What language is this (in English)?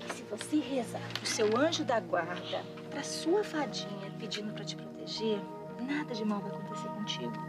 Portuguese